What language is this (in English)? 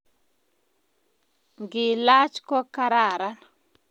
Kalenjin